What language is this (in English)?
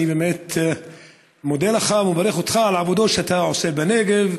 Hebrew